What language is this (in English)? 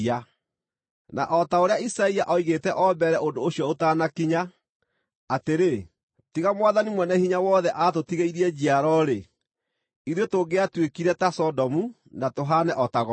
Kikuyu